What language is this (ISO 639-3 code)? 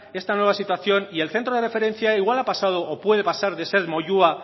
spa